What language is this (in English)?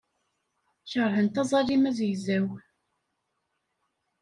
Kabyle